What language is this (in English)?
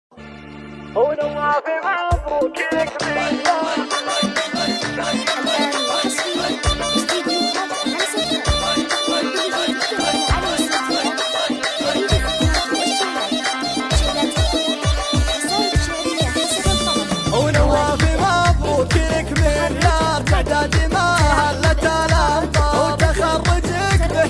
Arabic